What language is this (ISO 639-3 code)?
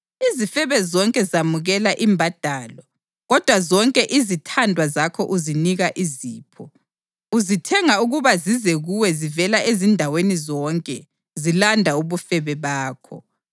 nde